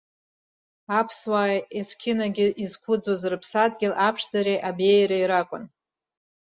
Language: Abkhazian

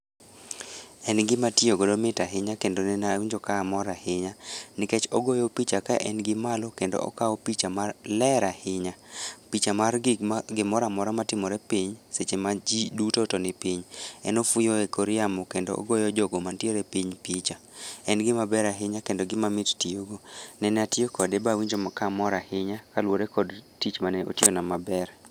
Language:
Luo (Kenya and Tanzania)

